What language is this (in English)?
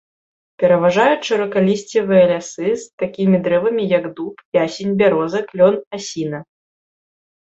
Belarusian